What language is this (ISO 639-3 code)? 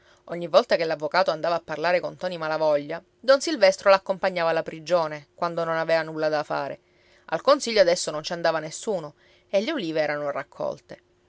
ita